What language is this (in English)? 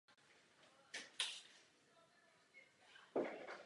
Czech